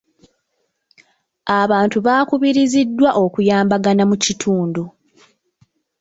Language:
Ganda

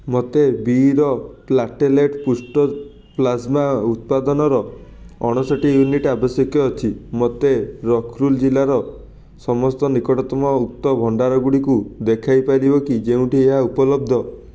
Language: Odia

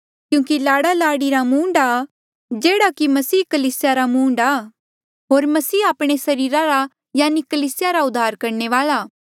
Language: Mandeali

